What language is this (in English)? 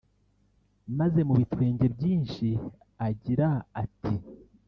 Kinyarwanda